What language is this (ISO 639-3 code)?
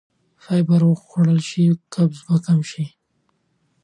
pus